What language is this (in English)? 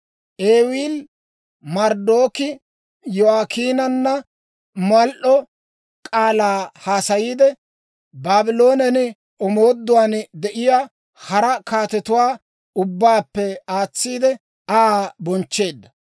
Dawro